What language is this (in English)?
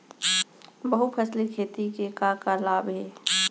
Chhattisgarhi